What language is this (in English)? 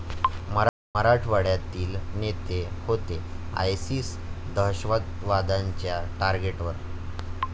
Marathi